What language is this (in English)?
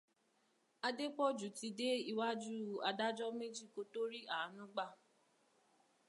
Yoruba